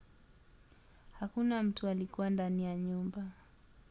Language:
Swahili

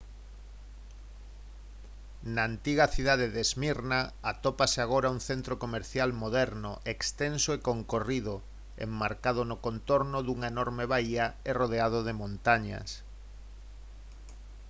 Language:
Galician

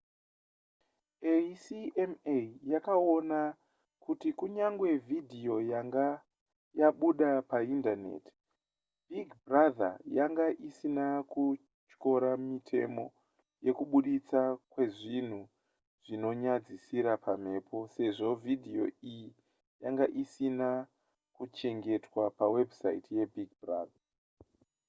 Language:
Shona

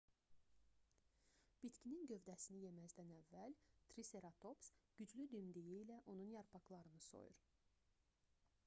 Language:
Azerbaijani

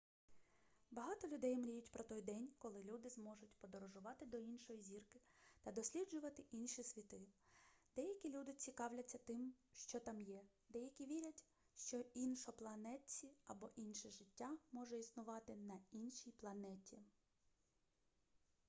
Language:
Ukrainian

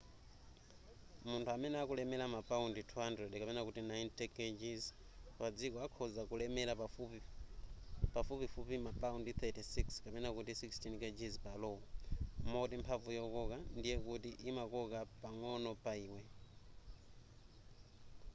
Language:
Nyanja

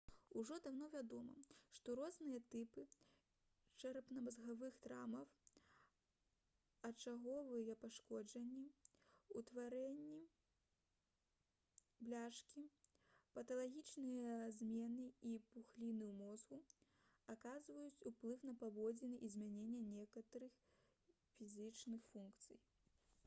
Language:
Belarusian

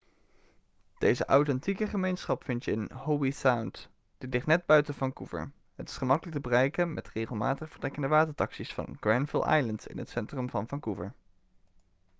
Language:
Dutch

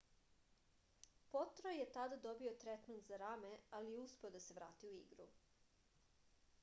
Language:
Serbian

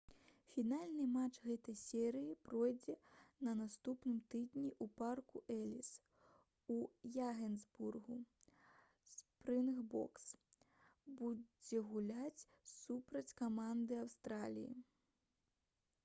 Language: Belarusian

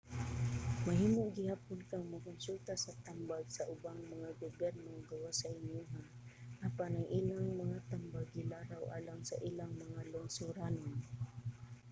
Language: Cebuano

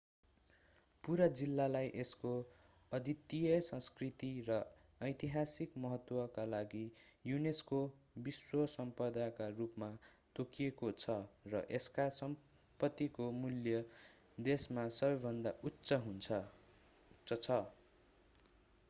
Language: Nepali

